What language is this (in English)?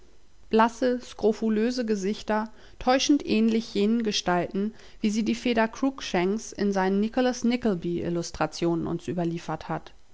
German